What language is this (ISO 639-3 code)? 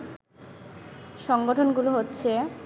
ben